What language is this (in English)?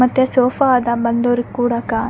Kannada